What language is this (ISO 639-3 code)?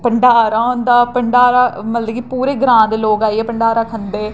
doi